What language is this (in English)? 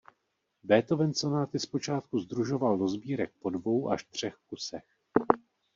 Czech